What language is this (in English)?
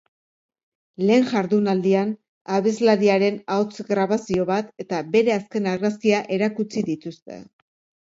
Basque